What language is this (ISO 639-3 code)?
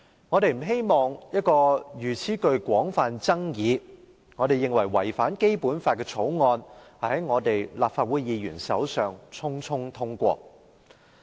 yue